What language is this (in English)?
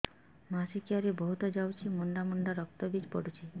Odia